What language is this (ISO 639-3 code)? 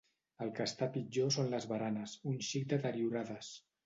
cat